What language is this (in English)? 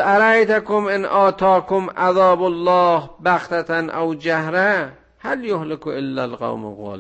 Persian